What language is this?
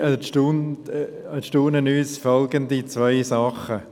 Swiss German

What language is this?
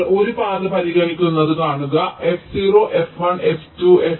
Malayalam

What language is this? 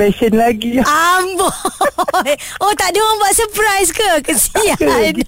Malay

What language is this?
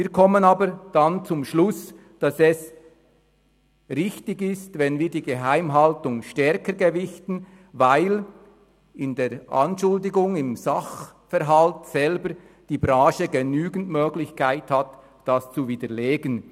Swiss German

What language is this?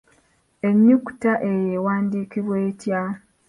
Ganda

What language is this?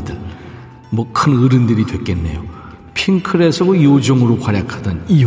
Korean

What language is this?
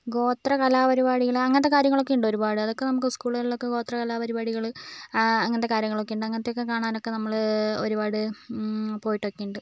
Malayalam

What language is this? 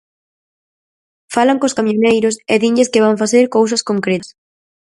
Galician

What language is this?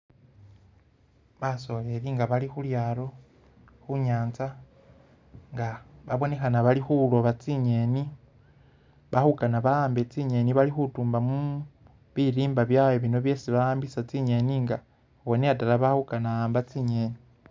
Masaaba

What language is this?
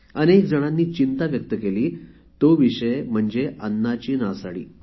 Marathi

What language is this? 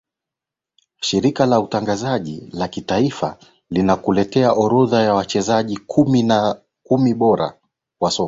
Swahili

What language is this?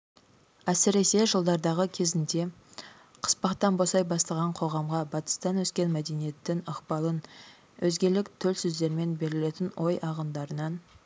Kazakh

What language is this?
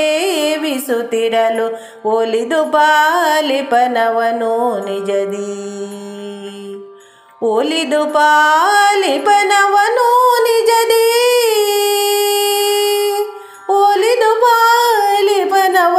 Kannada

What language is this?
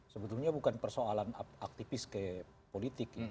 Indonesian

